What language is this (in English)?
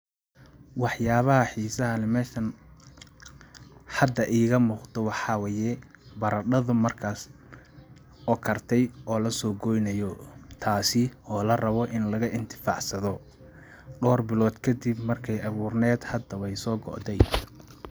Somali